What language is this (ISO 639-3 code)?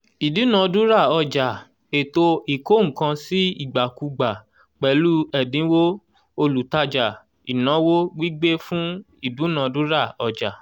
yor